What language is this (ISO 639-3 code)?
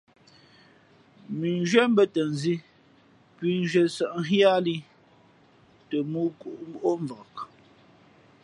fmp